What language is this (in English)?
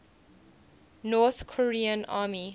English